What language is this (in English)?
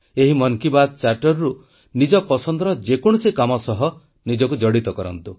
Odia